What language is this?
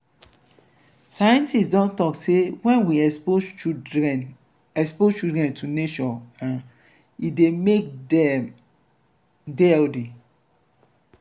Nigerian Pidgin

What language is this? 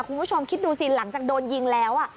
Thai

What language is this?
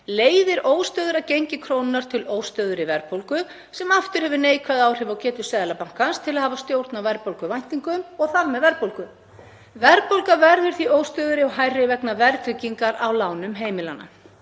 Icelandic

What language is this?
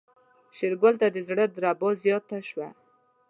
Pashto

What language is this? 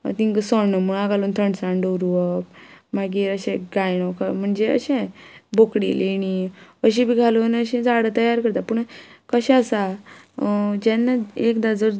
Konkani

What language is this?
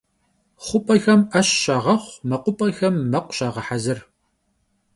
Kabardian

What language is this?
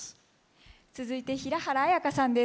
Japanese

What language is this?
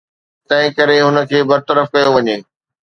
Sindhi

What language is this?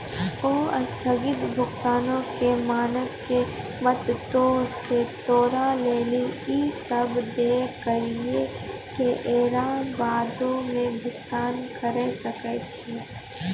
Maithili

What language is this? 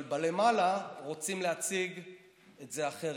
Hebrew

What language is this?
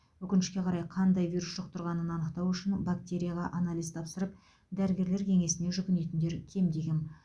Kazakh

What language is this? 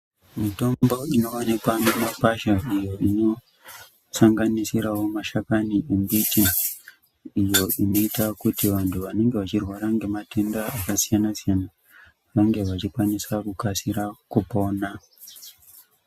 Ndau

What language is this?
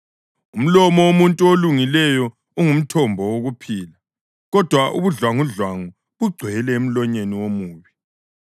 North Ndebele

